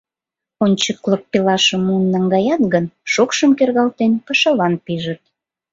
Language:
Mari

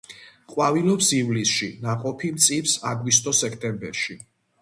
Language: Georgian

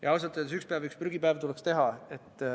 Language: Estonian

